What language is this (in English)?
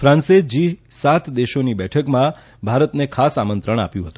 Gujarati